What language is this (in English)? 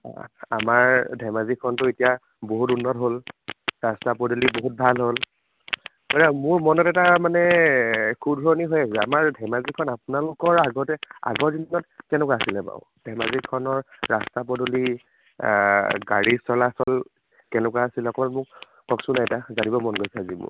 Assamese